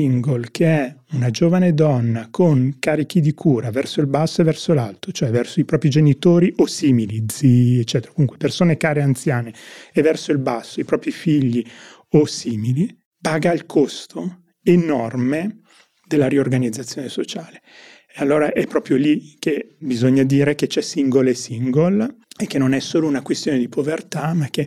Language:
Italian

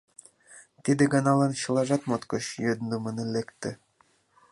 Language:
Mari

